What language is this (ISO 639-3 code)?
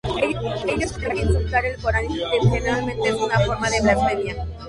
spa